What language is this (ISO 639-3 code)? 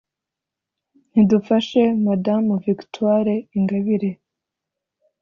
kin